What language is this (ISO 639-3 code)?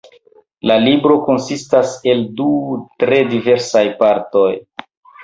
epo